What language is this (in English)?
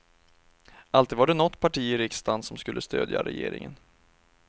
Swedish